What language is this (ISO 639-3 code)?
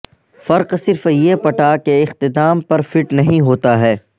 urd